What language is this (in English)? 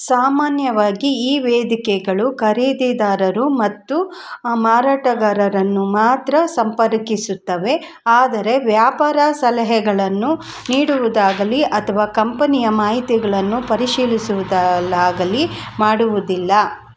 Kannada